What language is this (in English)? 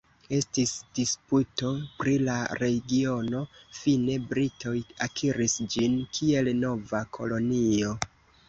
Esperanto